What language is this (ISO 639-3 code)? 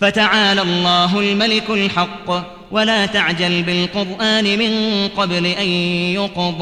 ara